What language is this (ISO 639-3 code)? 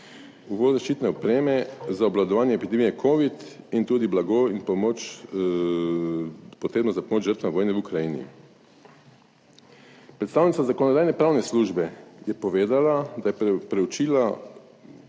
slv